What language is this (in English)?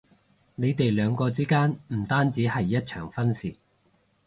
Cantonese